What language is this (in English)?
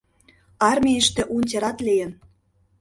Mari